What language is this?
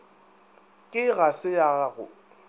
Northern Sotho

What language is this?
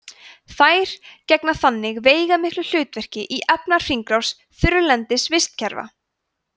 Icelandic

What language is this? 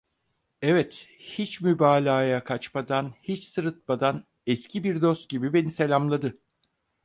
Turkish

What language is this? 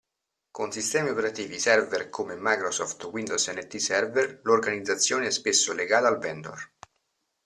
Italian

